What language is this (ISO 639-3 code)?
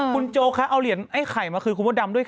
tha